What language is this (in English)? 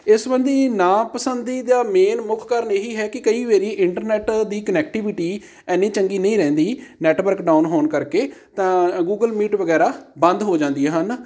Punjabi